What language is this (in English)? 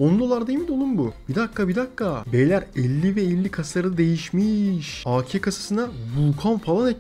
Turkish